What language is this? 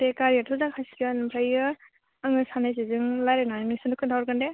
Bodo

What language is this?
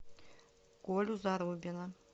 Russian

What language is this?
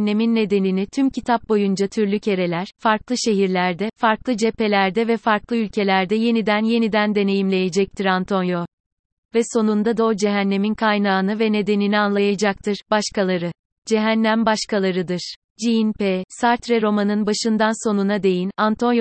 Turkish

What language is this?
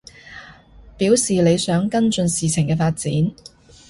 Cantonese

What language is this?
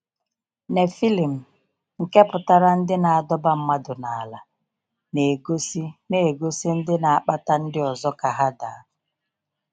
Igbo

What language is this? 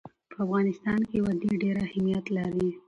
Pashto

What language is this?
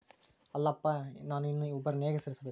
Kannada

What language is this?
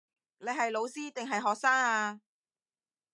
Cantonese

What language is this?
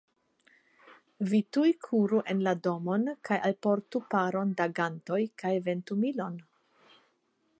Esperanto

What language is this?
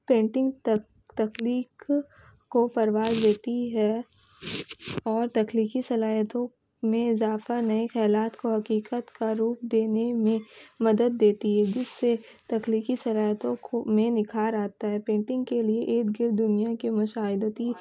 Urdu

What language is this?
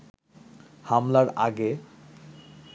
Bangla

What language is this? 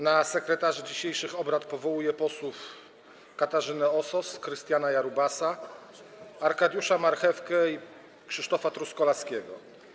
Polish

